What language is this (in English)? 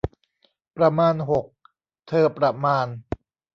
Thai